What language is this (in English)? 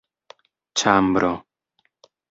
Esperanto